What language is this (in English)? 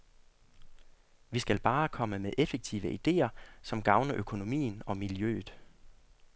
Danish